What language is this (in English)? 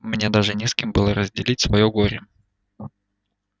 Russian